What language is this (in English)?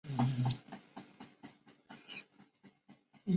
Chinese